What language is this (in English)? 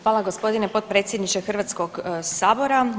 Croatian